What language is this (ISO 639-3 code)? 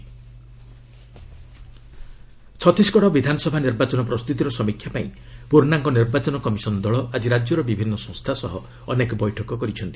ori